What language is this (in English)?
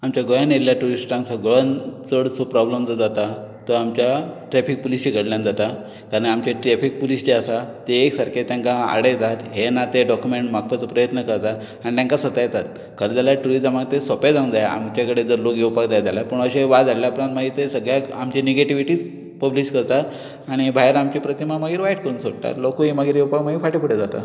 Konkani